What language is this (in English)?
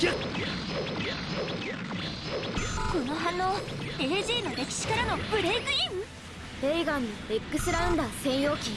Japanese